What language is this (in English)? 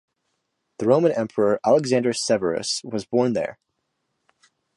English